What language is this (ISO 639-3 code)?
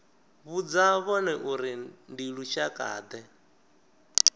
ven